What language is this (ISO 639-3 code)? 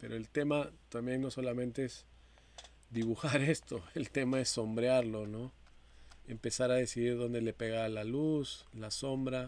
spa